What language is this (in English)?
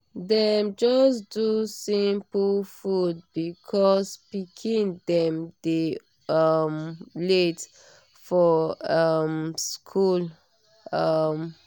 Nigerian Pidgin